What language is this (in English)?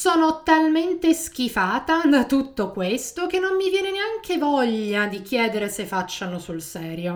Italian